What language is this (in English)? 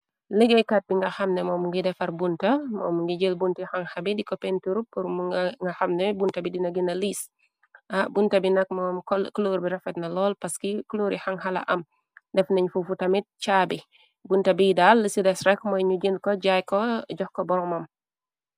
Wolof